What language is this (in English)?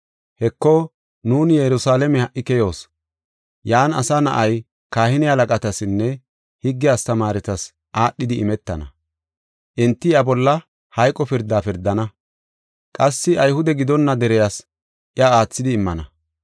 Gofa